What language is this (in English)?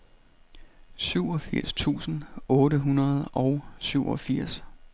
Danish